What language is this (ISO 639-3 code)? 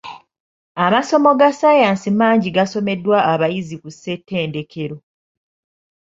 lug